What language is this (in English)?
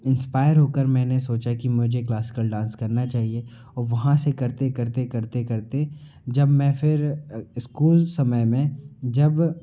Hindi